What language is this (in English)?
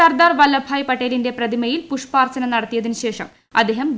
Malayalam